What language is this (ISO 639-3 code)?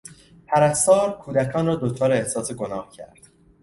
fas